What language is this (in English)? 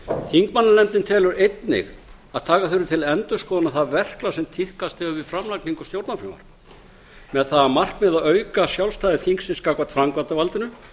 Icelandic